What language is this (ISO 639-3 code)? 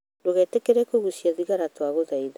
kik